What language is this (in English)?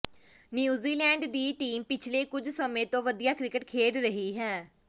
Punjabi